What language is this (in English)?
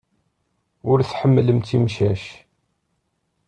Kabyle